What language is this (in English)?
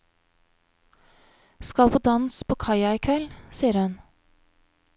Norwegian